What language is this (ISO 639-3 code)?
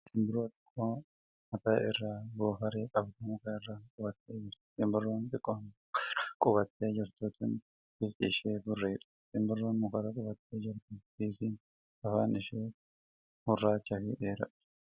orm